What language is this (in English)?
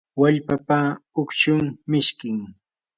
Yanahuanca Pasco Quechua